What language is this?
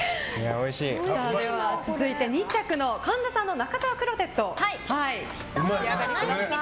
Japanese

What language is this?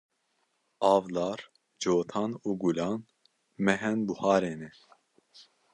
Kurdish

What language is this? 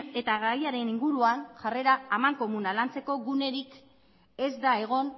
Basque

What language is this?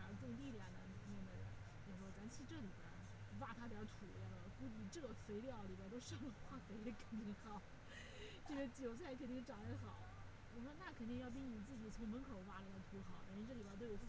Chinese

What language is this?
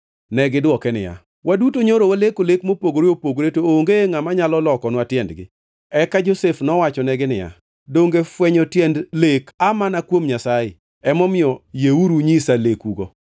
Luo (Kenya and Tanzania)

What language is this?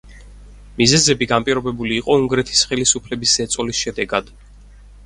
Georgian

